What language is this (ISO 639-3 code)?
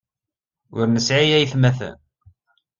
kab